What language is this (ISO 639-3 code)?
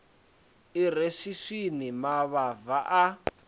ven